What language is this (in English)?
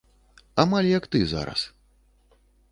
Belarusian